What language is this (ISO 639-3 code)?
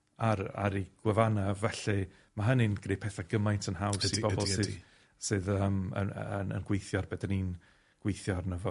cym